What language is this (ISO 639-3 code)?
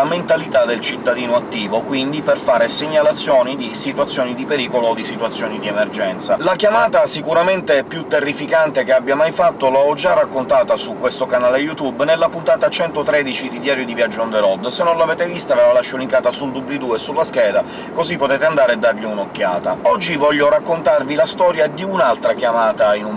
ita